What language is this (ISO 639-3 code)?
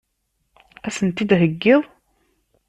kab